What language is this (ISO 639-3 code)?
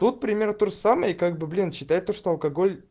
rus